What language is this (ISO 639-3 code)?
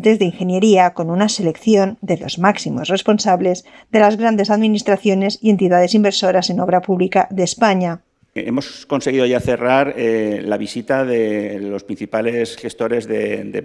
spa